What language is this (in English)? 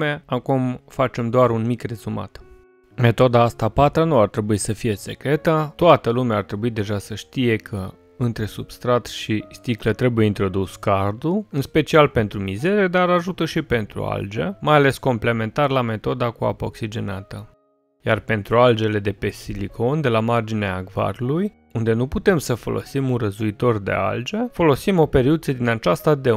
Romanian